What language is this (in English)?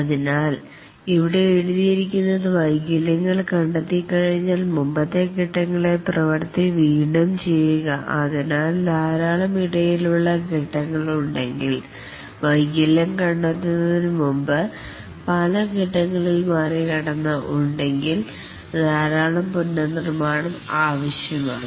Malayalam